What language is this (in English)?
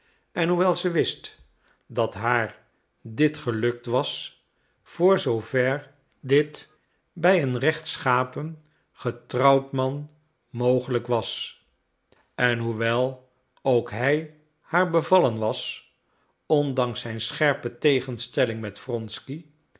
Dutch